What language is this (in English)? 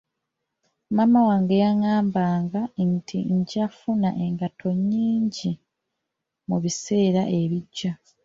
Ganda